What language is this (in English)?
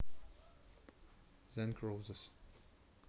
Russian